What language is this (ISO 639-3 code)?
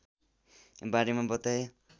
nep